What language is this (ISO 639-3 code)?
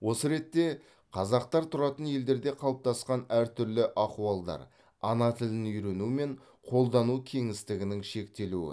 kaz